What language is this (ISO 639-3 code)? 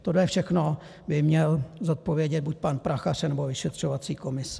ces